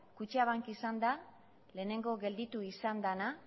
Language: Basque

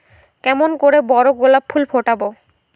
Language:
Bangla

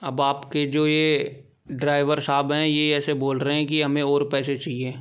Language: Hindi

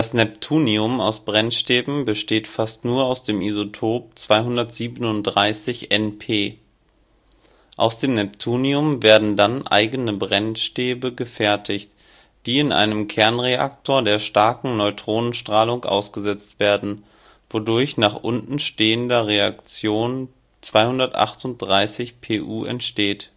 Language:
German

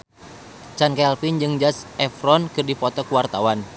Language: Sundanese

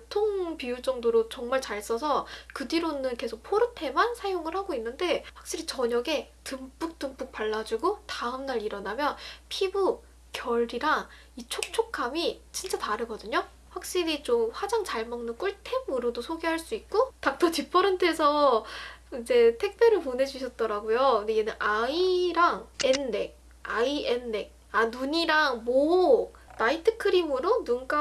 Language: Korean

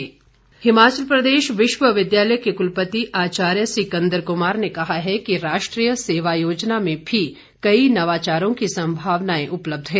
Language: Hindi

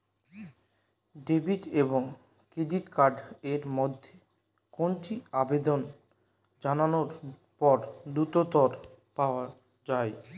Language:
Bangla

